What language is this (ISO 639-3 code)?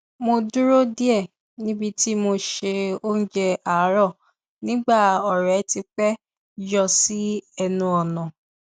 yor